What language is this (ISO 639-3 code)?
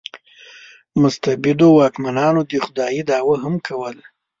pus